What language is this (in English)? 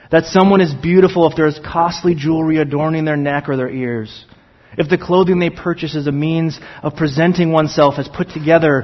English